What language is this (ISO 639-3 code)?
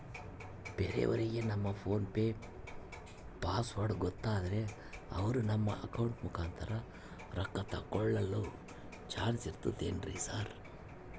kan